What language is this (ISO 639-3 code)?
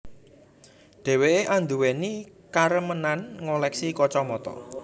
jav